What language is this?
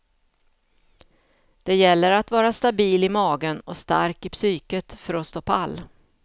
Swedish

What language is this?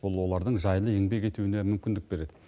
Kazakh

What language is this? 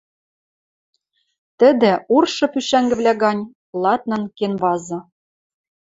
Western Mari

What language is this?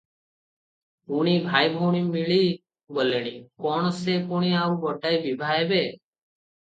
Odia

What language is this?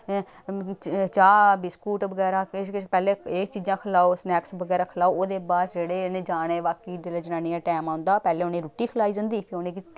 Dogri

